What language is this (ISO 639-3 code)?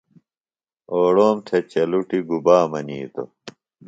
phl